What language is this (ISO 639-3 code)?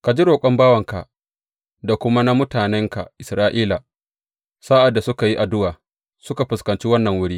hau